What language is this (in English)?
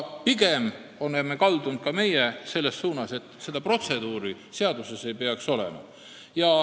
Estonian